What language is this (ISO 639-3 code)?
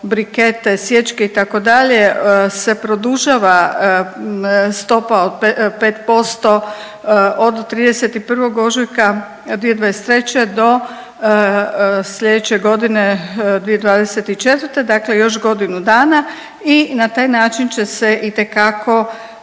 hrv